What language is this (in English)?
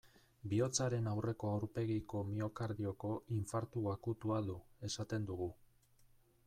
Basque